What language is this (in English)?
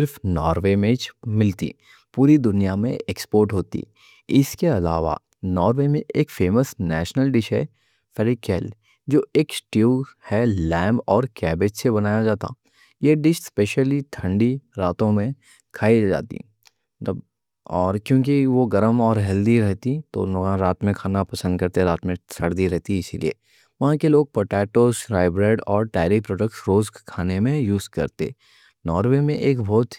Deccan